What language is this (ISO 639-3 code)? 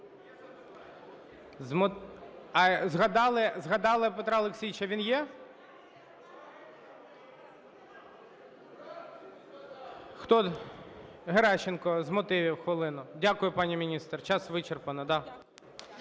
ukr